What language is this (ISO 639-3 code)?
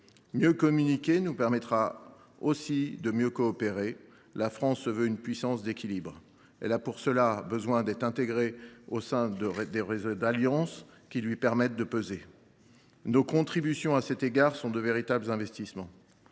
fra